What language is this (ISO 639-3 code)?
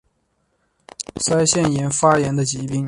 zho